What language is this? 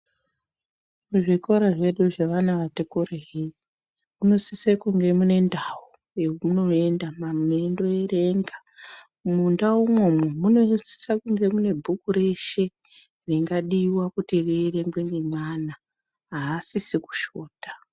Ndau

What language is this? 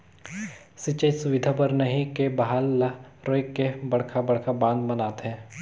Chhattisgarhi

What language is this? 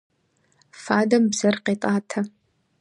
Kabardian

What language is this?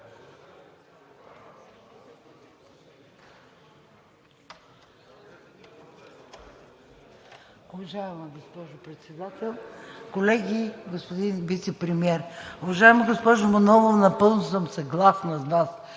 Bulgarian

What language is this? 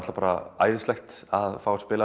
Icelandic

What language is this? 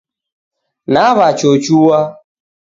Taita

